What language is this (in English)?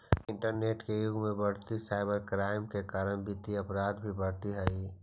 Magahi